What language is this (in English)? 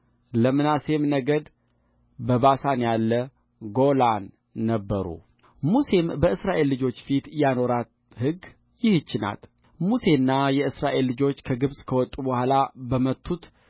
Amharic